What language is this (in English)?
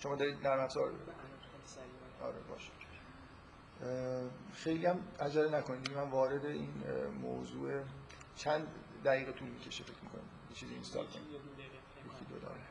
Persian